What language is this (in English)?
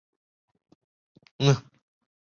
Chinese